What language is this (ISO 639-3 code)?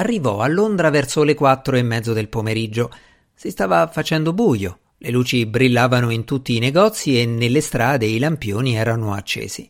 ita